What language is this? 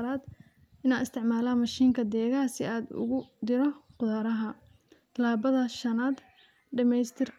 Somali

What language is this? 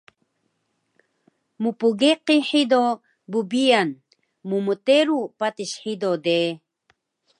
Taroko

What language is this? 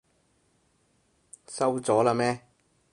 Cantonese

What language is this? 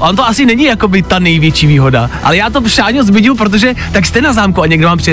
Czech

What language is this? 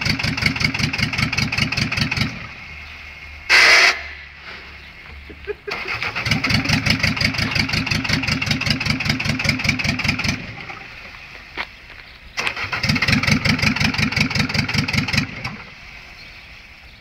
Polish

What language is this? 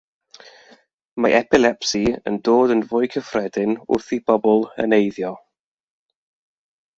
Welsh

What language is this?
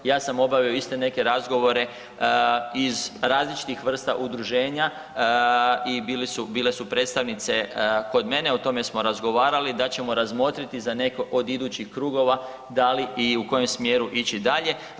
Croatian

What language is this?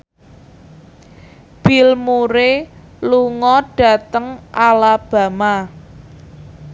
Javanese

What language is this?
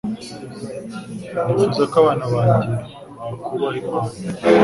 Kinyarwanda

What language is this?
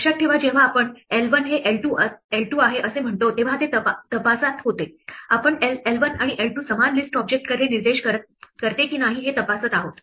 Marathi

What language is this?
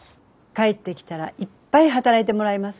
Japanese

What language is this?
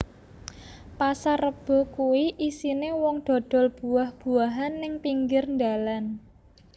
Javanese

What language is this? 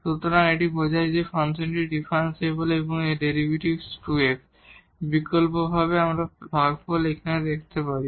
Bangla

